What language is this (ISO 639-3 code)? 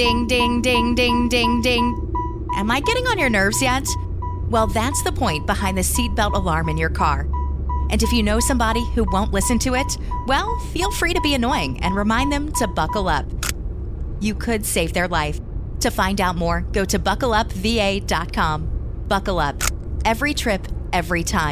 ita